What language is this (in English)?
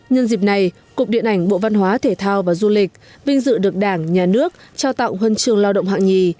Vietnamese